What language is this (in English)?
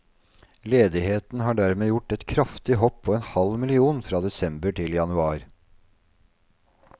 Norwegian